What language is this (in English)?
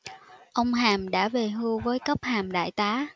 Vietnamese